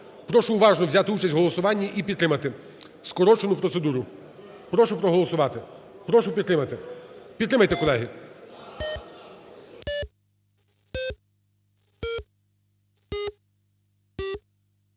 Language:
Ukrainian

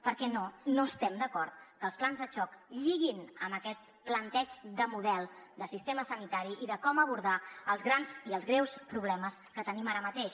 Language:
Catalan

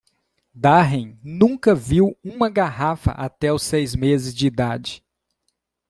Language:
Portuguese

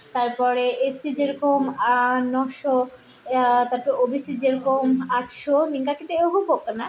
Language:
Santali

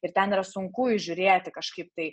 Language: Lithuanian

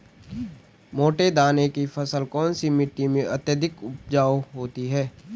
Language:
Hindi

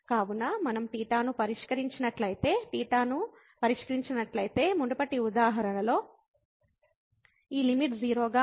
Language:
Telugu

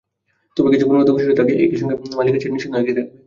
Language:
Bangla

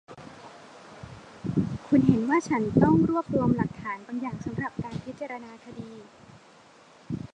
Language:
Thai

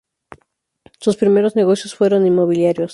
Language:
Spanish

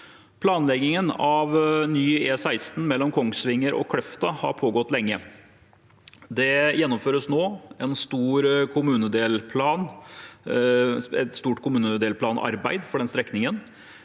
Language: Norwegian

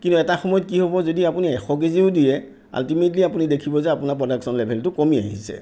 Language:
Assamese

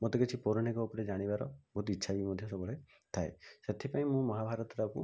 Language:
Odia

